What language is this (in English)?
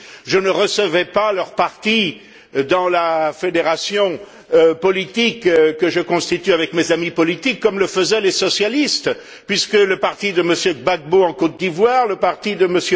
French